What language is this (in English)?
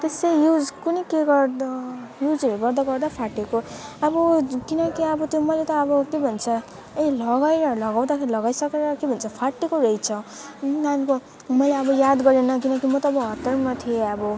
Nepali